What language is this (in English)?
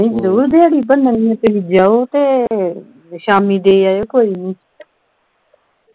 Punjabi